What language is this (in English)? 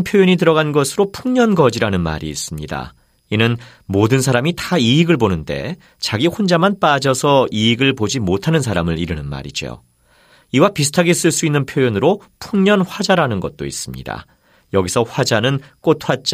Korean